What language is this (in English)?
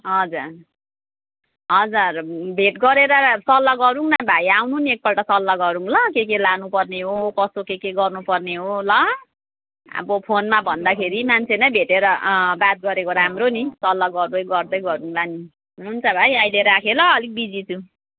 Nepali